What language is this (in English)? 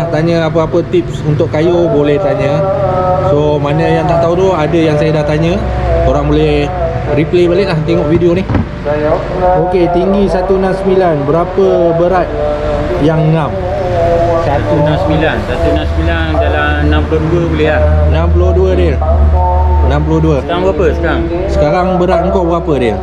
Malay